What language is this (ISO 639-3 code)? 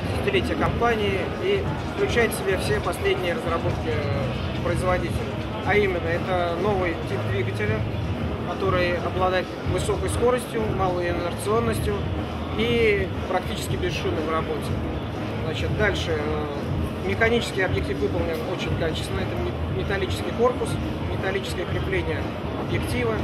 rus